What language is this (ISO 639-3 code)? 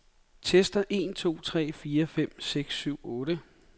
dan